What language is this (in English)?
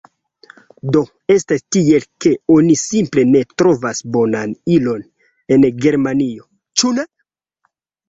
Esperanto